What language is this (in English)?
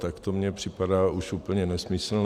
Czech